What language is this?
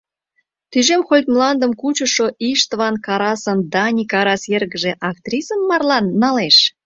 Mari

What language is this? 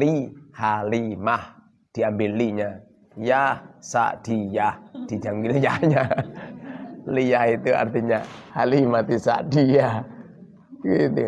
Indonesian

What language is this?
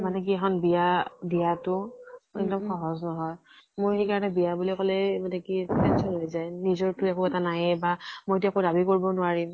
Assamese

